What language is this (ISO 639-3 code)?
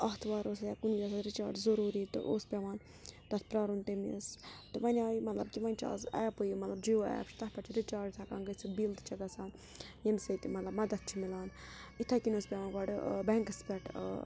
kas